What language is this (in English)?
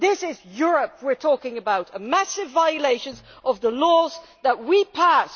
English